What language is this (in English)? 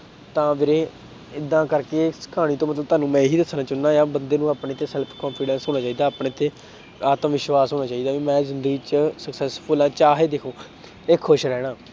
Punjabi